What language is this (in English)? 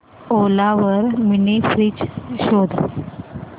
Marathi